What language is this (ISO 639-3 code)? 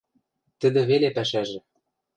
mrj